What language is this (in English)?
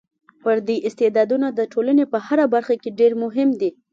Pashto